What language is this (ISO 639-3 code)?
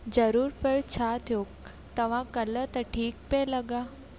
snd